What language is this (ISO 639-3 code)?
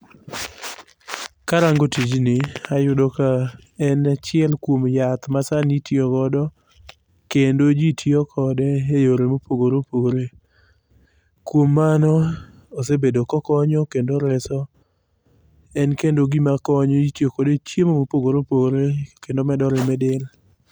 luo